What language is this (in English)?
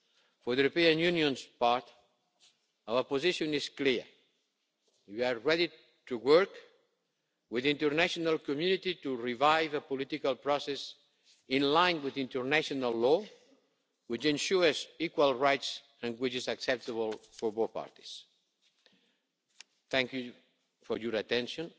English